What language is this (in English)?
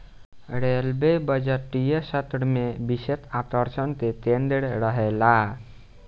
Bhojpuri